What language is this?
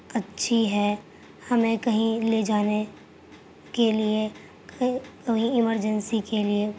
Urdu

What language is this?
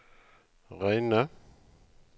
Norwegian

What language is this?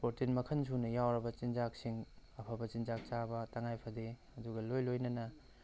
Manipuri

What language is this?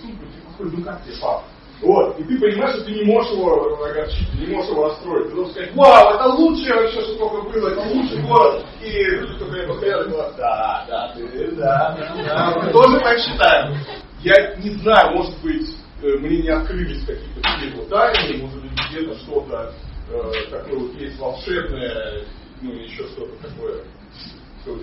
Russian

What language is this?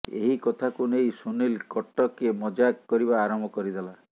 Odia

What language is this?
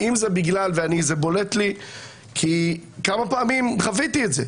Hebrew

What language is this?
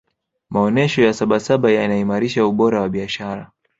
Swahili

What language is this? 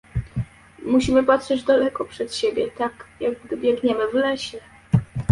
Polish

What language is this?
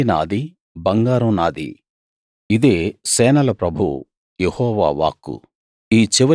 Telugu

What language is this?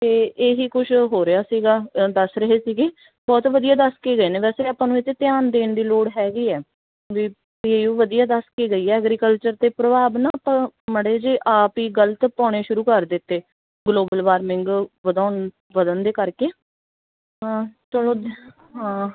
Punjabi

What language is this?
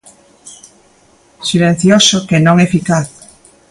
Galician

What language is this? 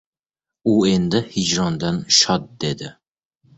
Uzbek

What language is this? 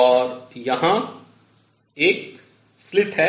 Hindi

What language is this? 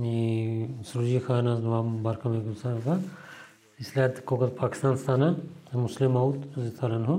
Bulgarian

